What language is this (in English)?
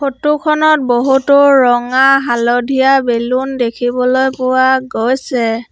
Assamese